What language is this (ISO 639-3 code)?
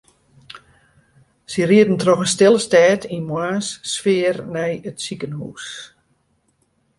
fry